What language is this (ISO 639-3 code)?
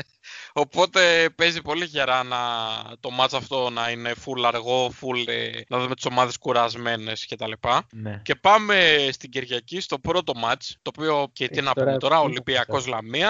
ell